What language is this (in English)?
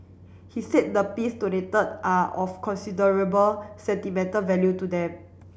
English